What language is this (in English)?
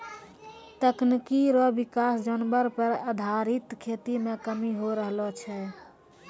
Maithili